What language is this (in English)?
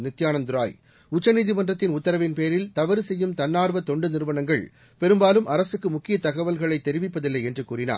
Tamil